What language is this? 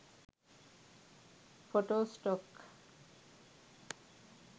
Sinhala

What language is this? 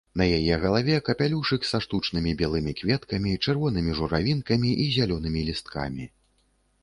Belarusian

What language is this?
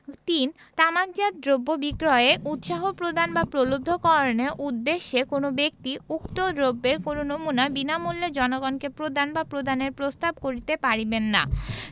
Bangla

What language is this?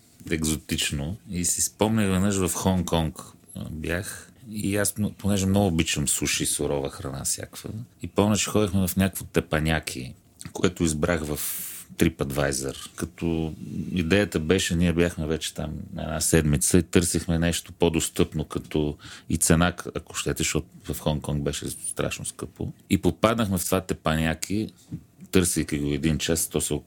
Bulgarian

